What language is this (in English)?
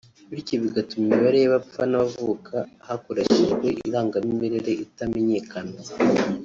Kinyarwanda